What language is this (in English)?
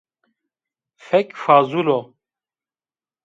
Zaza